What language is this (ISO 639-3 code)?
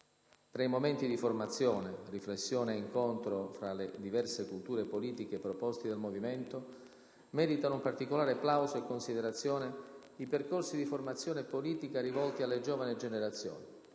ita